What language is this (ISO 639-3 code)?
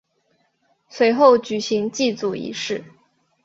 zho